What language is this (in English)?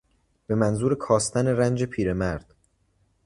Persian